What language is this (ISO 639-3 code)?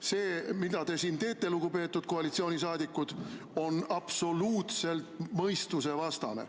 est